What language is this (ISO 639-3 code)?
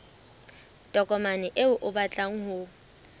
sot